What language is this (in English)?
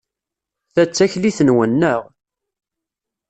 Kabyle